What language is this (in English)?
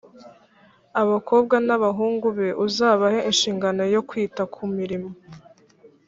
Kinyarwanda